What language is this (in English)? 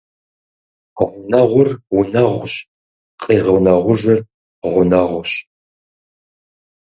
Kabardian